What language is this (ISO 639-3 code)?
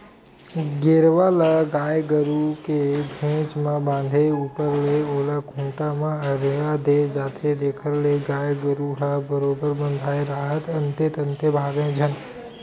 hne